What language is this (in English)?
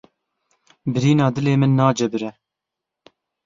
Kurdish